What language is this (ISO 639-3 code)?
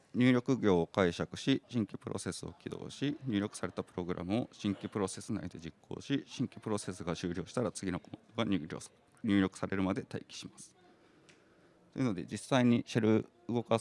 jpn